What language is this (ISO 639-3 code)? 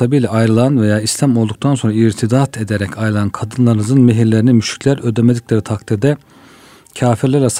tur